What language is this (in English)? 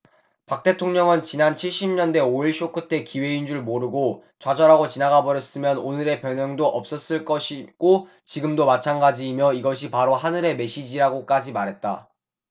Korean